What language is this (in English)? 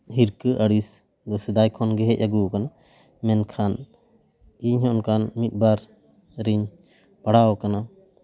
Santali